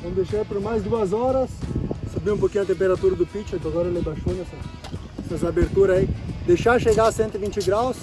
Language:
Portuguese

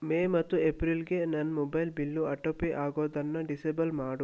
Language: Kannada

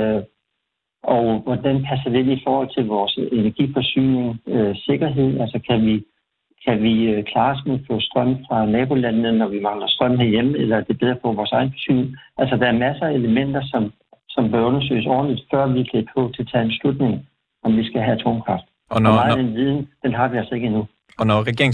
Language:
Danish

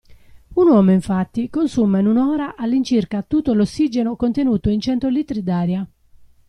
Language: Italian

